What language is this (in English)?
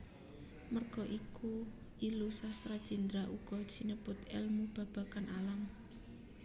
Javanese